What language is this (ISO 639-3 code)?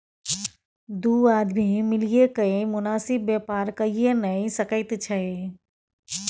mai